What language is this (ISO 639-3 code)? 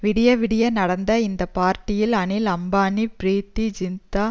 tam